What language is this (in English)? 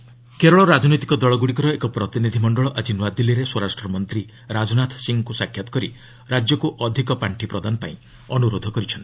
Odia